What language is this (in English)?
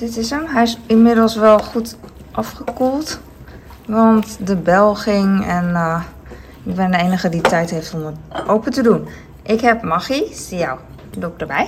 Dutch